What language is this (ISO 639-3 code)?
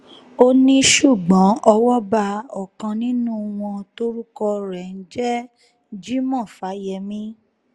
yor